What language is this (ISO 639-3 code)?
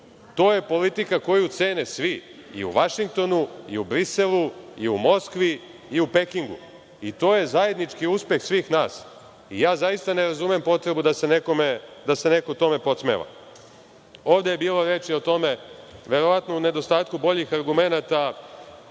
srp